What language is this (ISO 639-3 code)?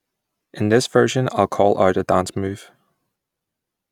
eng